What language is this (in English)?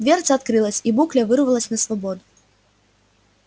Russian